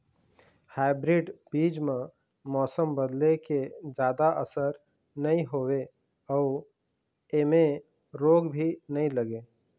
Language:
Chhattisgarhi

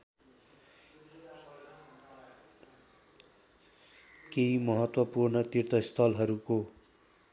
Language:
Nepali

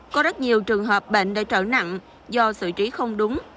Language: Vietnamese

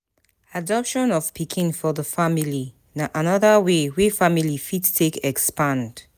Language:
Nigerian Pidgin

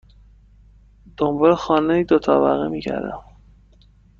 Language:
Persian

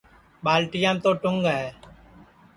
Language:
Sansi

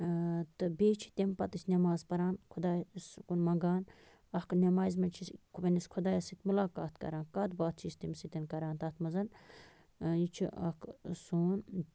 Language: Kashmiri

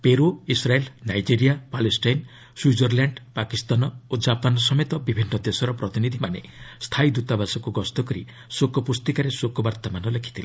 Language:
Odia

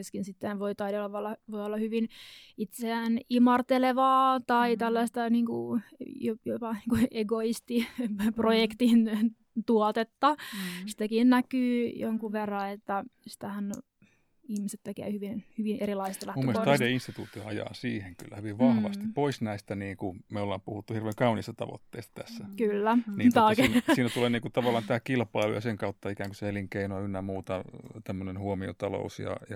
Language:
Finnish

